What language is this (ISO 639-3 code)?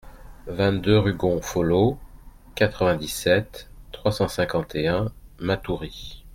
fra